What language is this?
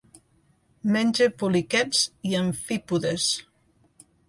Catalan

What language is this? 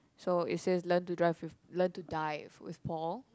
English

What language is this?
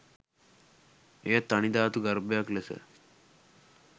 Sinhala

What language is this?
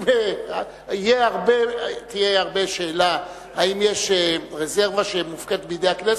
Hebrew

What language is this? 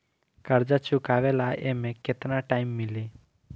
Bhojpuri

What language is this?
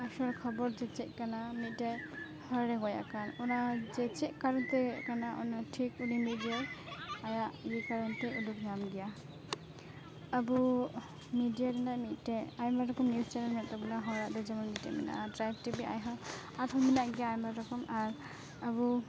Santali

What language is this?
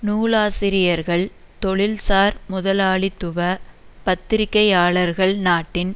Tamil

